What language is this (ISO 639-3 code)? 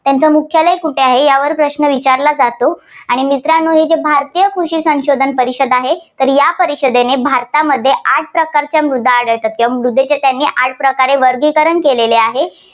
mar